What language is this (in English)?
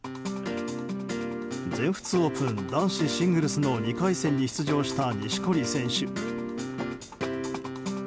Japanese